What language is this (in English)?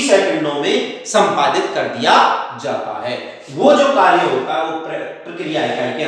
Hindi